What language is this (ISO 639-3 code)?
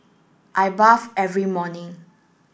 eng